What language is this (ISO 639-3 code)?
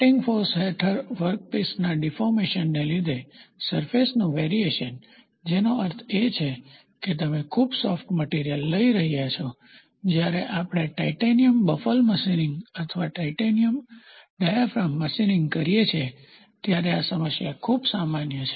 guj